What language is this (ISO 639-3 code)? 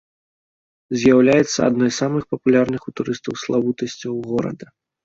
bel